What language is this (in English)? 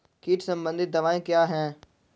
Hindi